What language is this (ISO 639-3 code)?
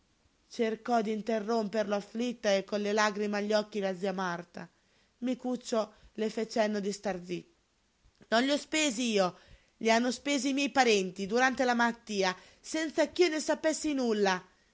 ita